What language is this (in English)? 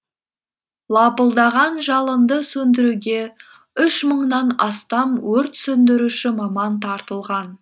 Kazakh